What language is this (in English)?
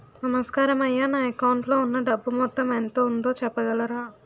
Telugu